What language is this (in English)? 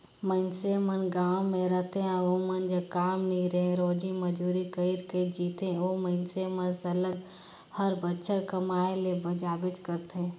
Chhattisgarhi